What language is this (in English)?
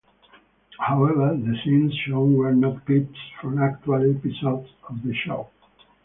English